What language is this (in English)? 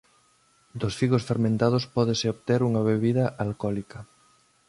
Galician